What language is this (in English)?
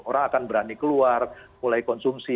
Indonesian